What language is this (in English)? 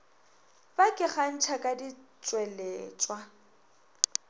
Northern Sotho